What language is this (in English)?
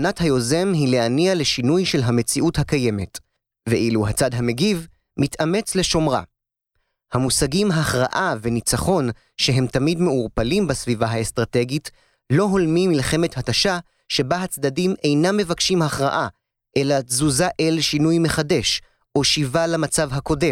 Hebrew